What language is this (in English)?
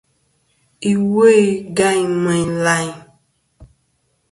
Kom